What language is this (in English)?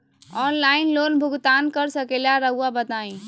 Magahi